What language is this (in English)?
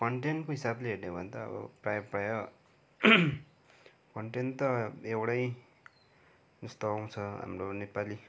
Nepali